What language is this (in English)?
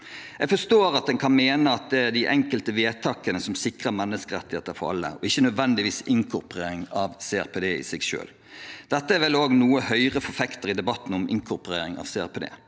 Norwegian